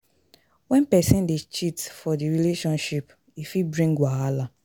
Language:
Nigerian Pidgin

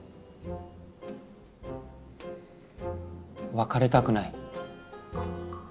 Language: Japanese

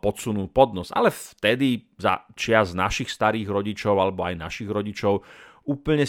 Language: Slovak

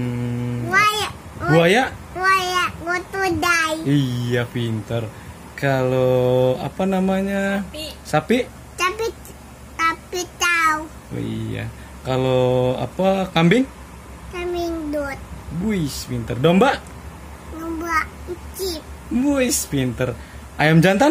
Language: Indonesian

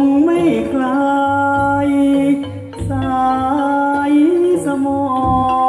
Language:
Thai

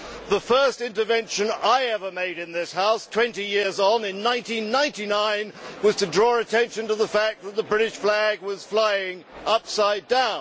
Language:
English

